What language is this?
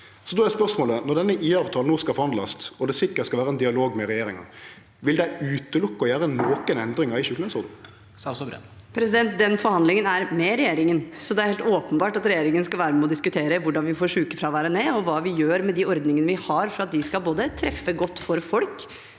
Norwegian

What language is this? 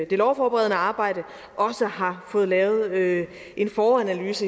Danish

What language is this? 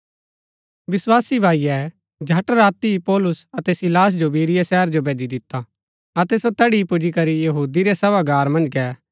Gaddi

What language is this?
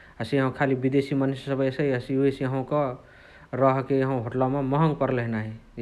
Chitwania Tharu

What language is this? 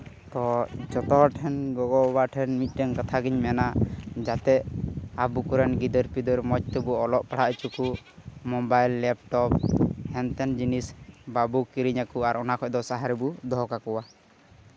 Santali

